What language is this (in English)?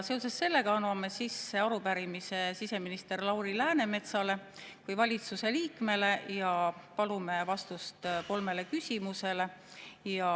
Estonian